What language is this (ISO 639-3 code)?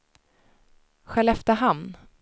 swe